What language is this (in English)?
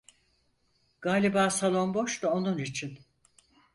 Turkish